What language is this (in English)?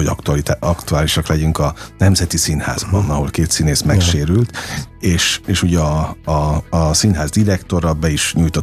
Hungarian